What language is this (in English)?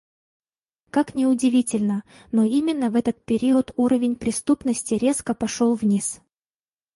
Russian